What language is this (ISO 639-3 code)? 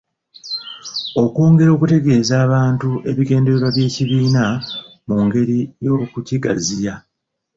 lug